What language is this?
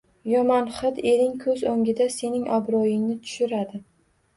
Uzbek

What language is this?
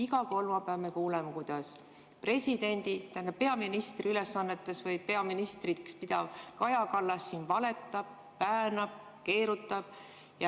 Estonian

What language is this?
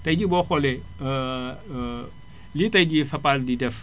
Wolof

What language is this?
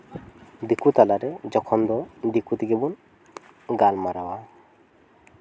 Santali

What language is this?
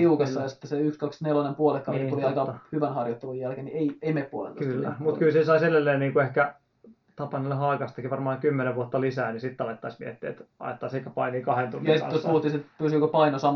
Finnish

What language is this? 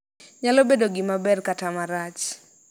Luo (Kenya and Tanzania)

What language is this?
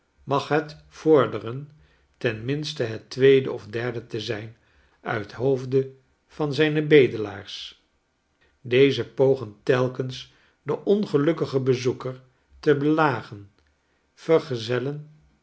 Dutch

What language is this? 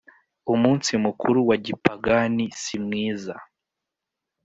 Kinyarwanda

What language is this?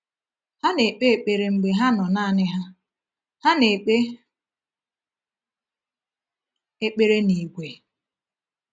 Igbo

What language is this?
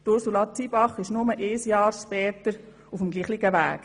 Swiss German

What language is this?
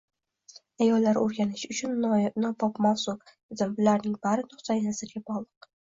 Uzbek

